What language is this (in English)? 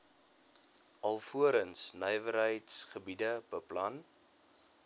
Afrikaans